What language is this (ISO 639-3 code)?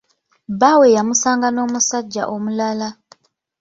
lug